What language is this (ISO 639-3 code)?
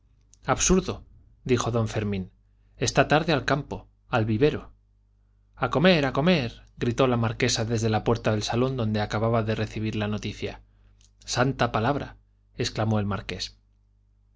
spa